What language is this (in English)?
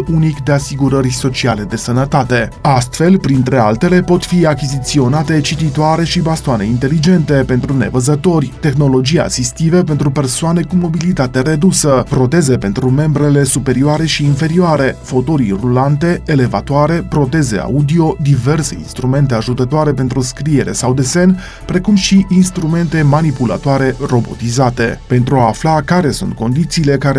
Romanian